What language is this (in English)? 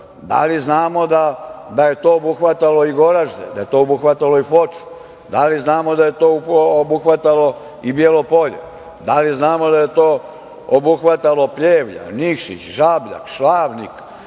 Serbian